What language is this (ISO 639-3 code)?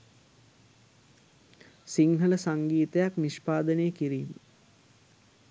sin